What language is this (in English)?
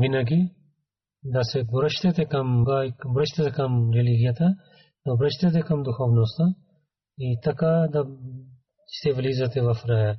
Bulgarian